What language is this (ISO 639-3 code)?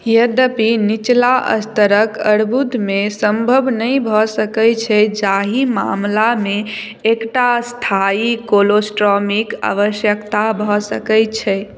mai